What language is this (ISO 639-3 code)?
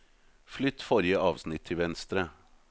nor